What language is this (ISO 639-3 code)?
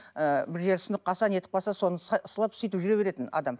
kaz